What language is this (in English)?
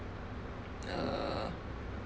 English